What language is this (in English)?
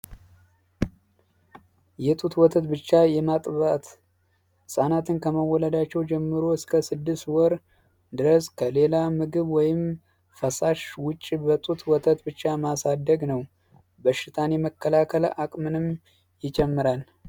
Amharic